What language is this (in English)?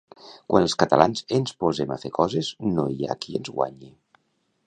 Catalan